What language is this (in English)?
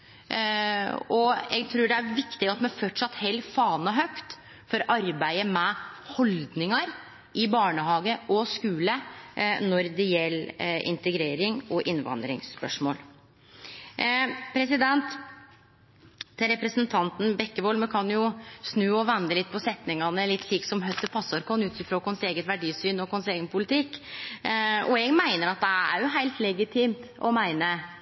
Norwegian Nynorsk